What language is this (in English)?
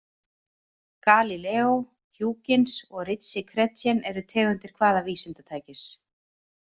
Icelandic